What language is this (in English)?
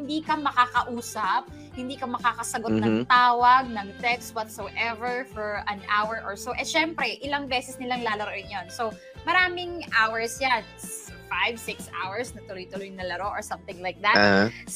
Filipino